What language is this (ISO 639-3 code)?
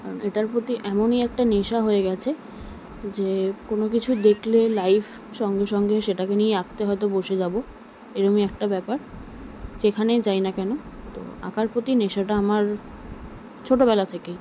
ben